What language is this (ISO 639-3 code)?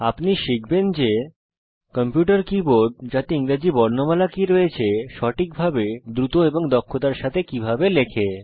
ben